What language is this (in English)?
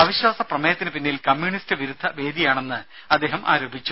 Malayalam